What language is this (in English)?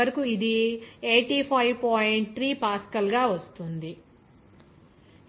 Telugu